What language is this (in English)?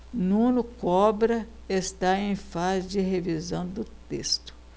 Portuguese